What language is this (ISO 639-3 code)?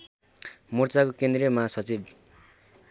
nep